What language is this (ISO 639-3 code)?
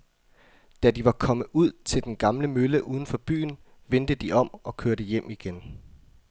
dan